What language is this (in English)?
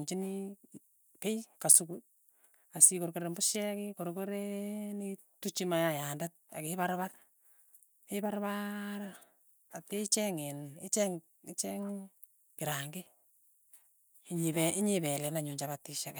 Tugen